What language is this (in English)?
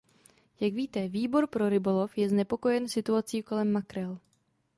Czech